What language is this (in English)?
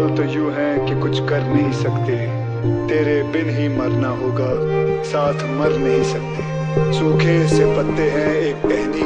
Hindi